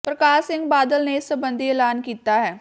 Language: Punjabi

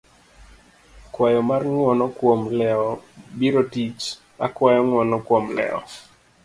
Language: Luo (Kenya and Tanzania)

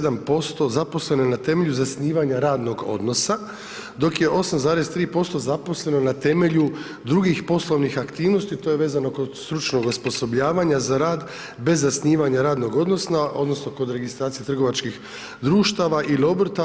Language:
Croatian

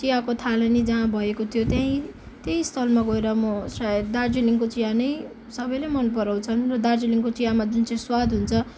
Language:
Nepali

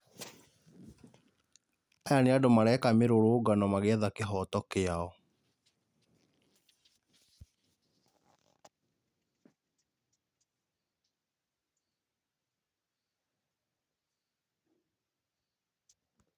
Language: Kikuyu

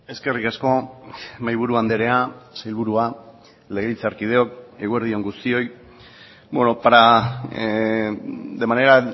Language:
Basque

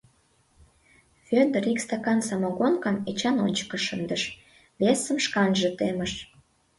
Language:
Mari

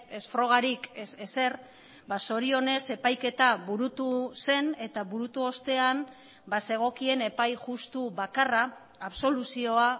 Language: Basque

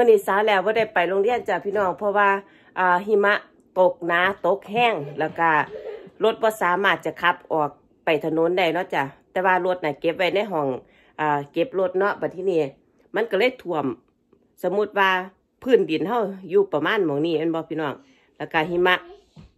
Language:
Thai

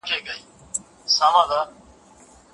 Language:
Pashto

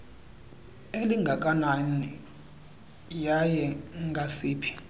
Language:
Xhosa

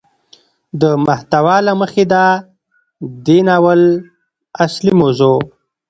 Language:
Pashto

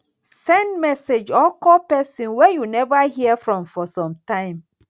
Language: Nigerian Pidgin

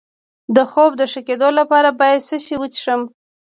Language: Pashto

